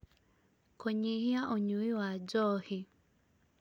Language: Kikuyu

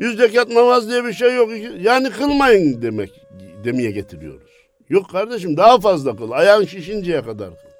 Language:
Turkish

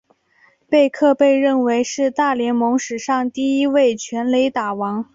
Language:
Chinese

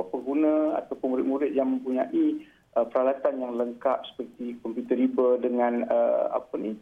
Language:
Malay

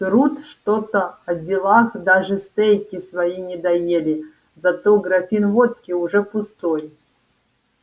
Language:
Russian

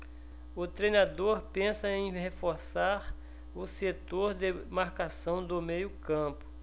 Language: Portuguese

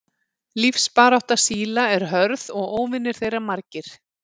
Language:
Icelandic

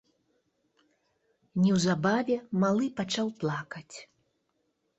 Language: Belarusian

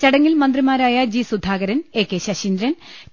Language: Malayalam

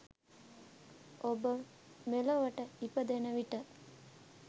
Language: Sinhala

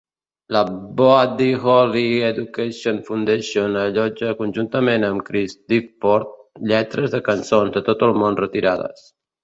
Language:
Catalan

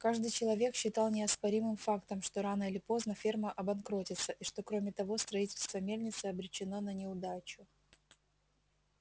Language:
Russian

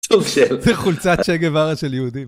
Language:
Hebrew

